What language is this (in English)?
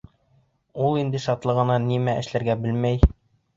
Bashkir